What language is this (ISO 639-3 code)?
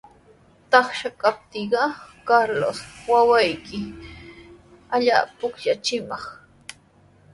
qws